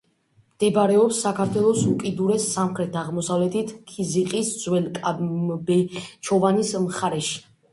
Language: Georgian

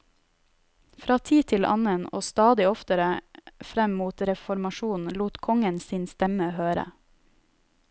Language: Norwegian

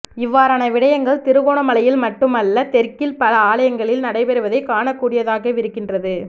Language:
Tamil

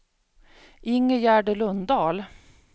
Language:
Swedish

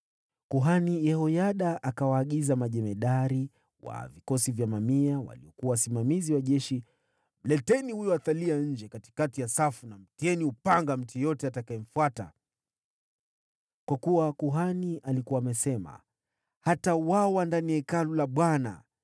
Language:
Swahili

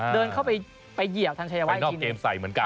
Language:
Thai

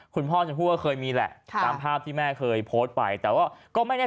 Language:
Thai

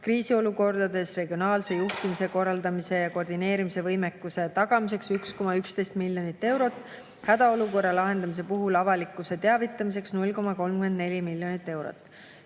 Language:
Estonian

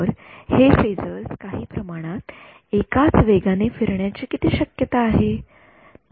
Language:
Marathi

